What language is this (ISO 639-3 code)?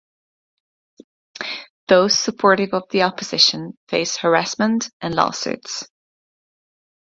eng